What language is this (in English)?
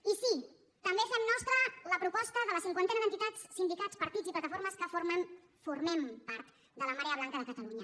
Catalan